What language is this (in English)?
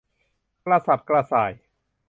Thai